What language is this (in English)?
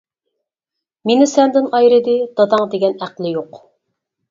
Uyghur